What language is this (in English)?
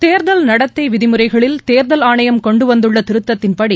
Tamil